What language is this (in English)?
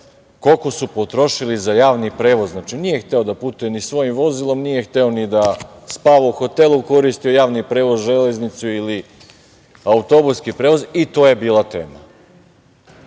Serbian